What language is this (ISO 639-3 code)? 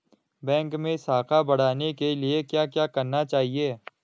hin